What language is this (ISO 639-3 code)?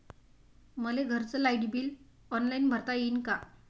mar